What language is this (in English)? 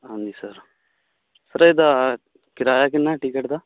Punjabi